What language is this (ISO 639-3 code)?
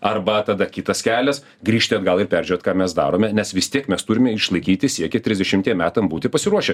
lit